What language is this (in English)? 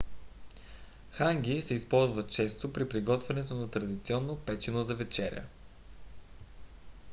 Bulgarian